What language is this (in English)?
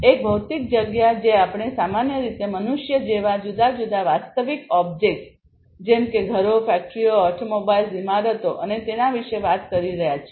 Gujarati